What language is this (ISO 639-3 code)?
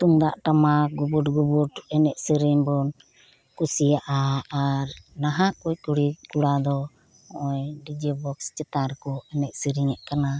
sat